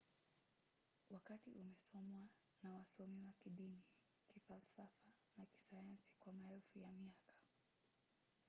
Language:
Swahili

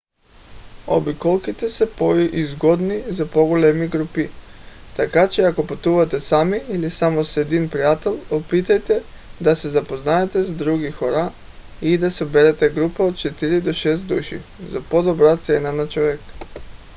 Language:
Bulgarian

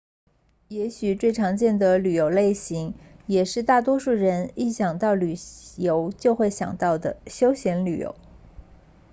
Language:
Chinese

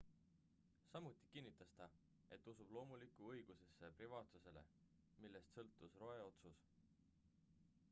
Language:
Estonian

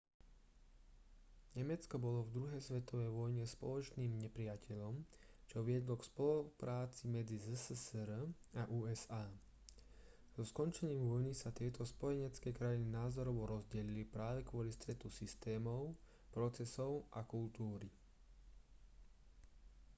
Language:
Slovak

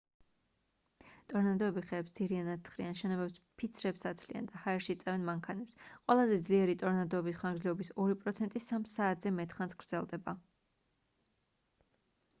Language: Georgian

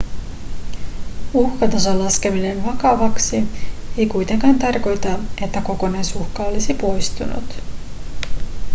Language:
Finnish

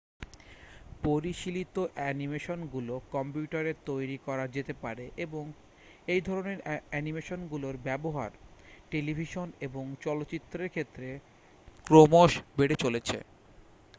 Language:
Bangla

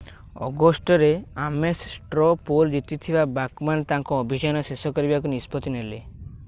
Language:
Odia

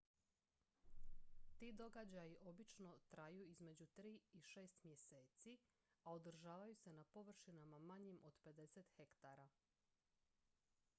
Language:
Croatian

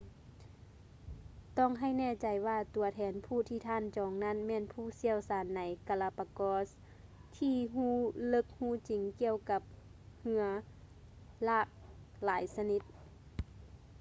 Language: Lao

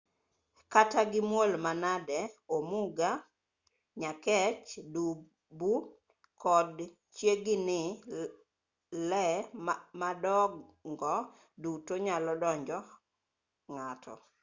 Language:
Luo (Kenya and Tanzania)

